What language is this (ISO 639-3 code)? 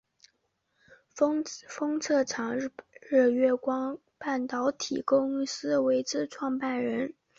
zho